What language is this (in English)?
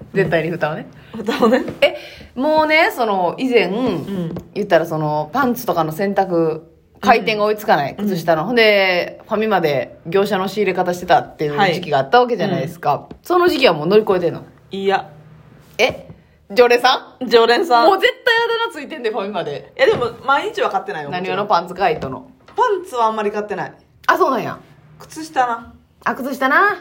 Japanese